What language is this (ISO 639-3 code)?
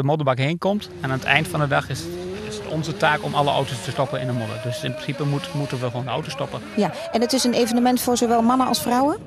nld